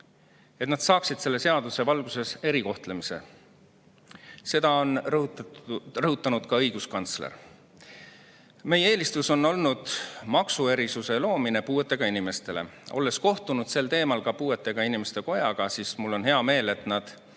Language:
Estonian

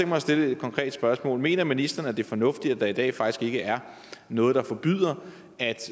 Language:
Danish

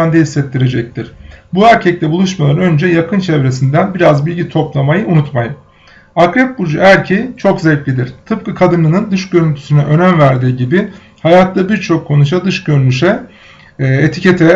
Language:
Turkish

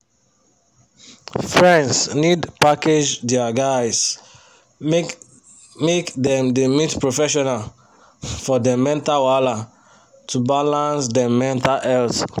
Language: Nigerian Pidgin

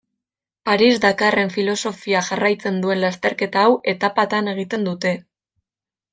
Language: Basque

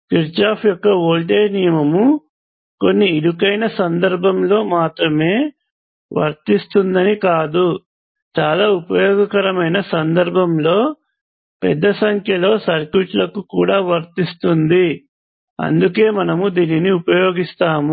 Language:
Telugu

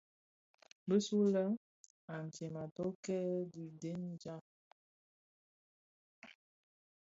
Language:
Bafia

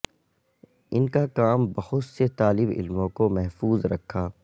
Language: Urdu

